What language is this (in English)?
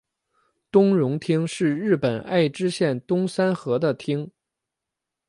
Chinese